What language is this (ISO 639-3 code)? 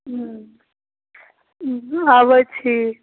mai